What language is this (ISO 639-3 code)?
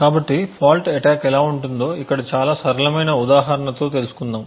tel